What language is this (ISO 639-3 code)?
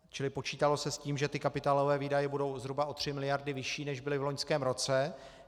ces